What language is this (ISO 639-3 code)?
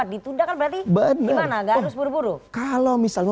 ind